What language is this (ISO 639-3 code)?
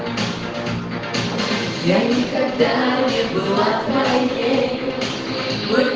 rus